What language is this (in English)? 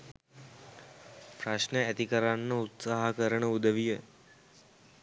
Sinhala